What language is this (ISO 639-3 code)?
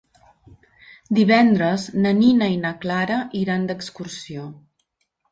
cat